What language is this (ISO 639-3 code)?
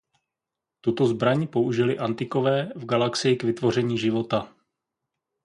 ces